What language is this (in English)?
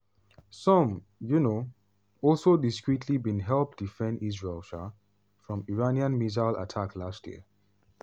Nigerian Pidgin